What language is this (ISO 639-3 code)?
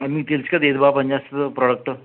tel